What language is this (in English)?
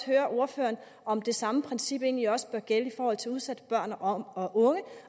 Danish